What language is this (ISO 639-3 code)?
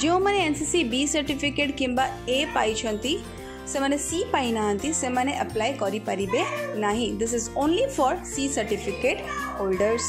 eng